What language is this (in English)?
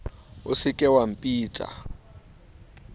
Southern Sotho